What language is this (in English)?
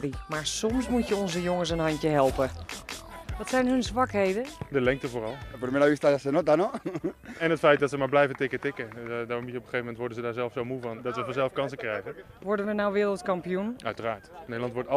Dutch